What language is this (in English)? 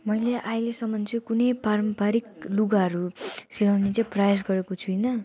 Nepali